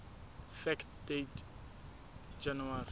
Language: Southern Sotho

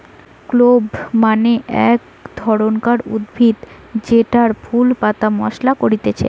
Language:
Bangla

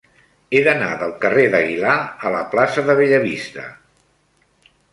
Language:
Catalan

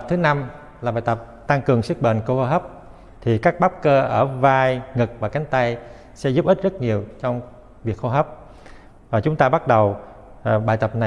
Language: Vietnamese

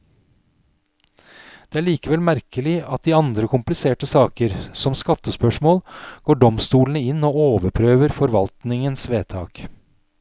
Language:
Norwegian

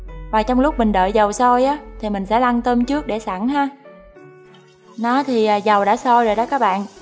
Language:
Vietnamese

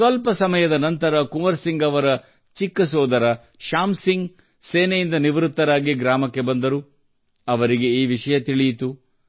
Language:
Kannada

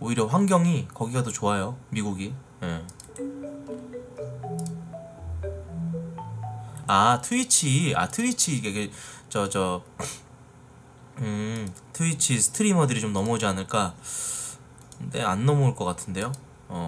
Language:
Korean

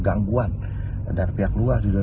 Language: Indonesian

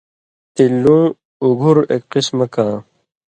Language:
Indus Kohistani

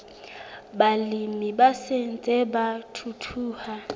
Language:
Southern Sotho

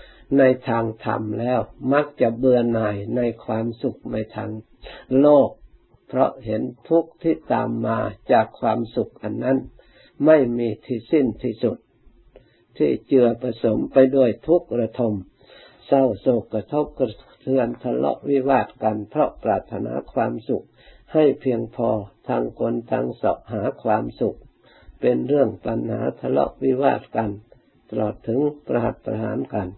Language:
Thai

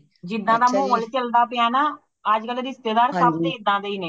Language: Punjabi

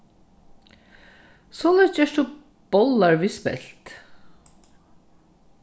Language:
Faroese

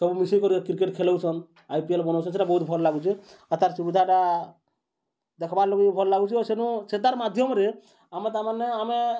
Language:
Odia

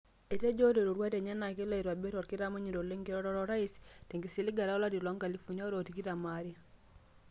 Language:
Masai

